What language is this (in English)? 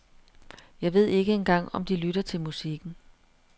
Danish